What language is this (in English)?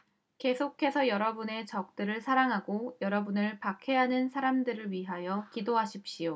Korean